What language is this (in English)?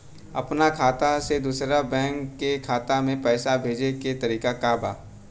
Bhojpuri